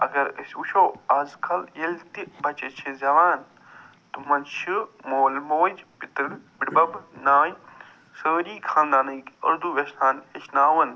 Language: Kashmiri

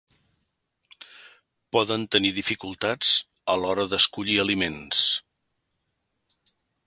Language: Catalan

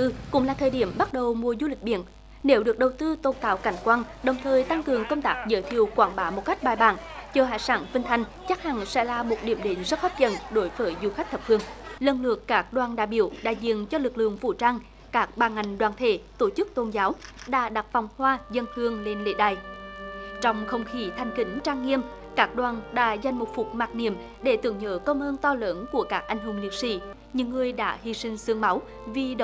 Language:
Vietnamese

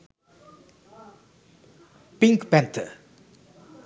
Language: Sinhala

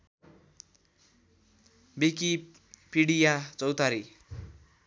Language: Nepali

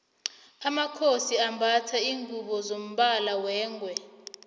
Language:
South Ndebele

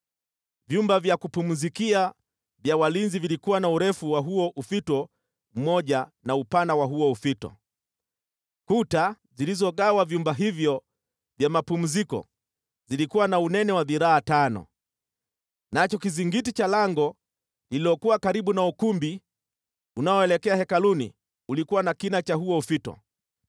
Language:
Swahili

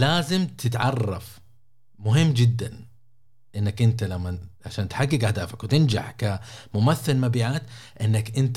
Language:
Arabic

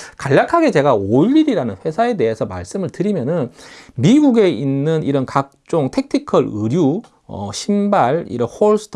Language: Korean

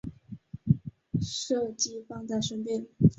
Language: Chinese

